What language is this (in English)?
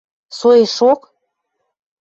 Western Mari